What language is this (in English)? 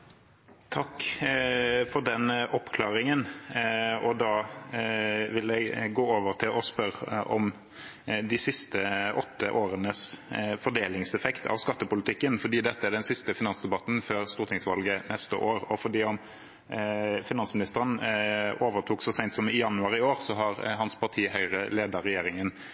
Norwegian Bokmål